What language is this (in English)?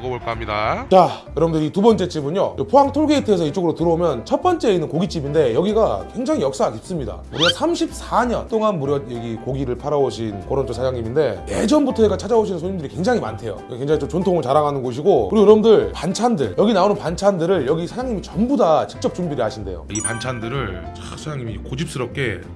Korean